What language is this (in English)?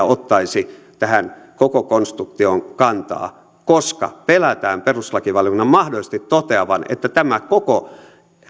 Finnish